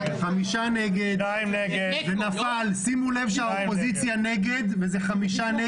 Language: Hebrew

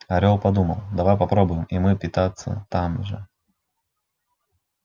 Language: Russian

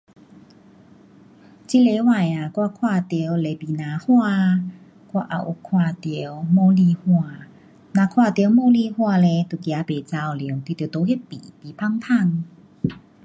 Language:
Pu-Xian Chinese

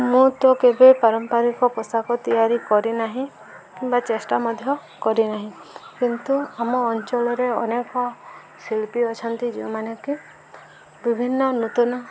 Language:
Odia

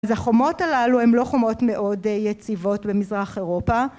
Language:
Hebrew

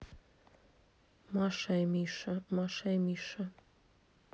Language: Russian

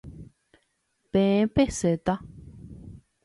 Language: Guarani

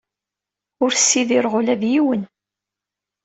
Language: Kabyle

